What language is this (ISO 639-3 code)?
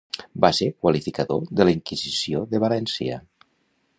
cat